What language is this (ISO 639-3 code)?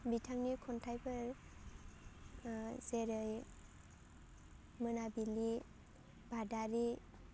brx